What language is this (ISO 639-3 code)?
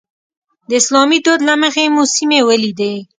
pus